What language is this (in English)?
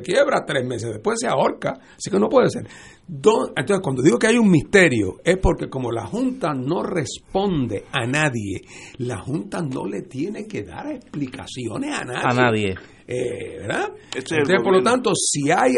Spanish